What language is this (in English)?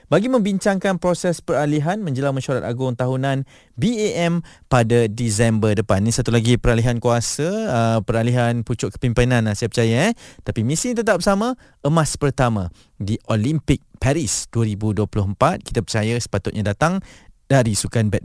Malay